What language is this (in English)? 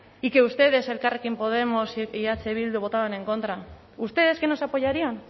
Spanish